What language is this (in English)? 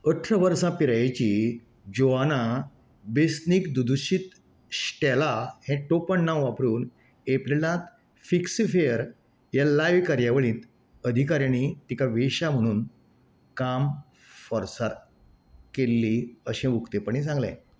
Konkani